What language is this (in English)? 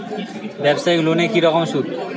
Bangla